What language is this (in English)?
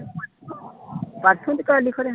Punjabi